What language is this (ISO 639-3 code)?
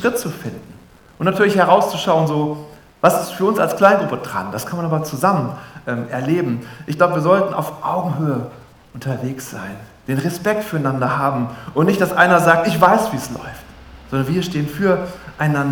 deu